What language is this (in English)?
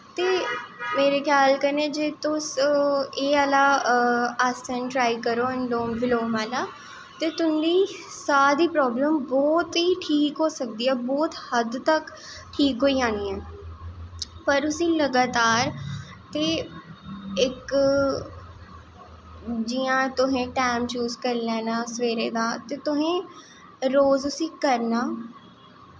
Dogri